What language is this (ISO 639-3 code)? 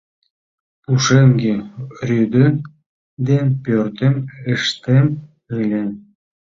chm